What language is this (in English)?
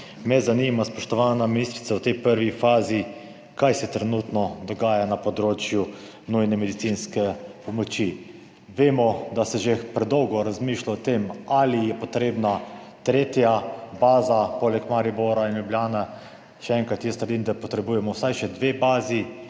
Slovenian